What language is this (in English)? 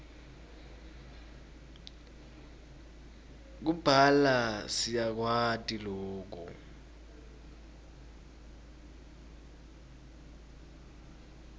Swati